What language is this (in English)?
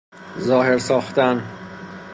Persian